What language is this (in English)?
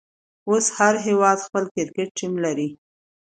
Pashto